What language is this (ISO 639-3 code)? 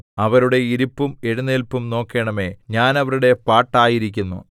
mal